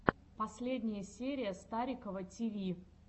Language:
Russian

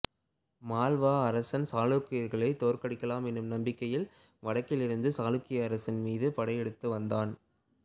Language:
Tamil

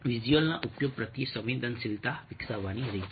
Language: Gujarati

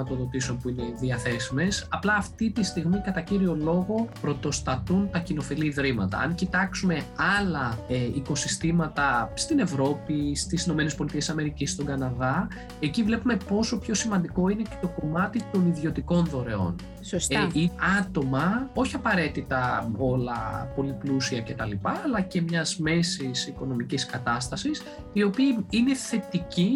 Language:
Greek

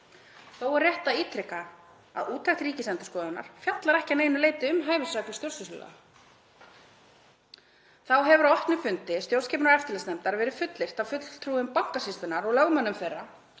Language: Icelandic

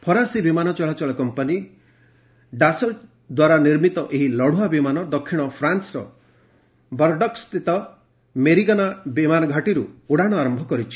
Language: Odia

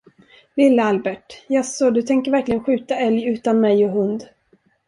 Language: Swedish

